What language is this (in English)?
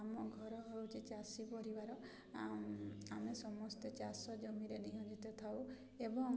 Odia